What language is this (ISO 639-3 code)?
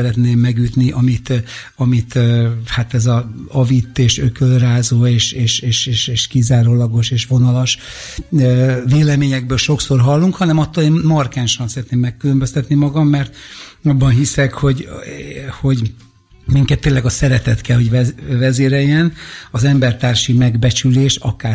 hun